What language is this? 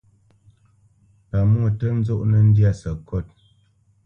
Bamenyam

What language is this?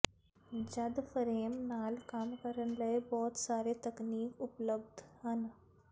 Punjabi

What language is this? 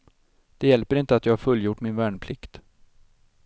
Swedish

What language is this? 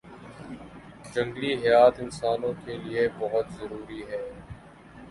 Urdu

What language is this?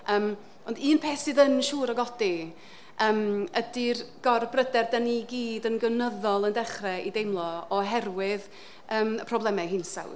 Welsh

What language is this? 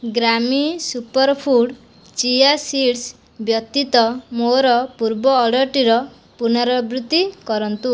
Odia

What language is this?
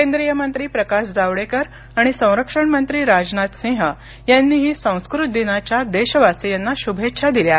Marathi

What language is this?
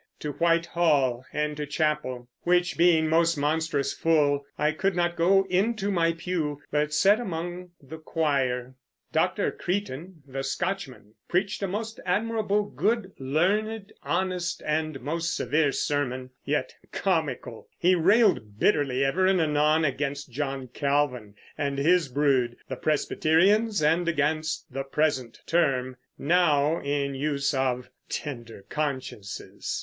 English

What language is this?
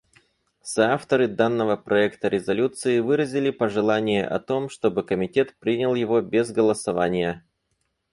Russian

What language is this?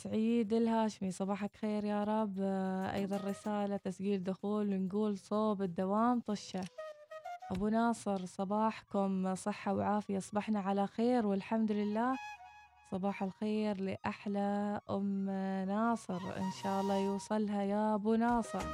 Arabic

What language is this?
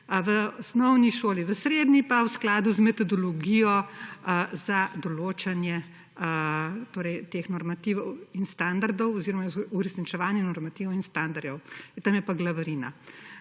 Slovenian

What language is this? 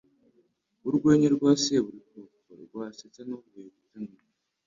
Kinyarwanda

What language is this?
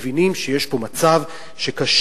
Hebrew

